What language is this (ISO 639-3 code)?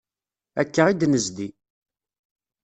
kab